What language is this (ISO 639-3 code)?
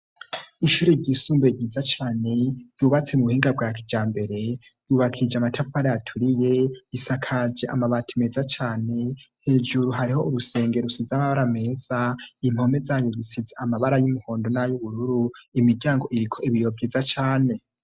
run